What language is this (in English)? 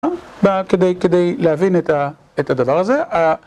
Hebrew